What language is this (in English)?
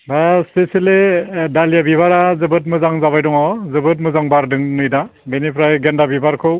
Bodo